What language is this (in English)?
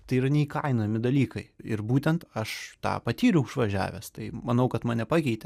Lithuanian